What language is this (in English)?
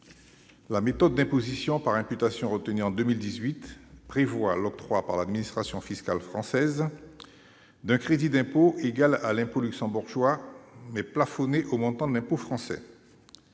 French